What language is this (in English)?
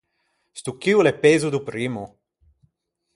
Ligurian